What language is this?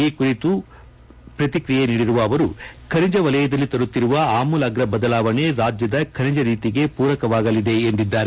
Kannada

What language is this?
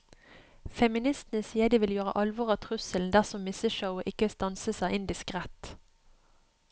Norwegian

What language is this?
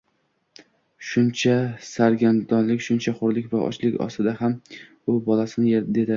Uzbek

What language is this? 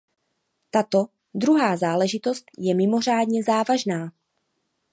Czech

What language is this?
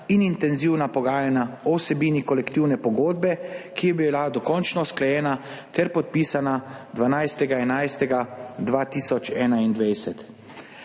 Slovenian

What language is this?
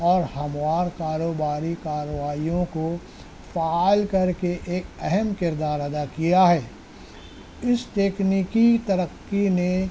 Urdu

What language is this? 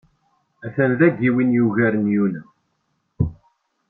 Kabyle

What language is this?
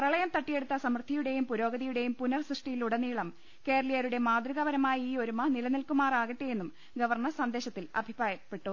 Malayalam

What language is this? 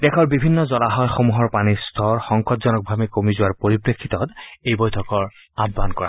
Assamese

